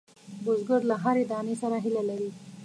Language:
Pashto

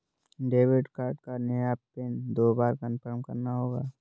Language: Hindi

